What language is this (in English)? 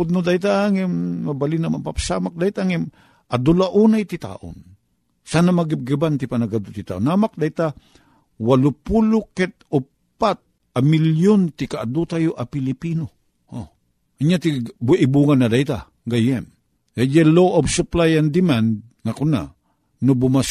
Filipino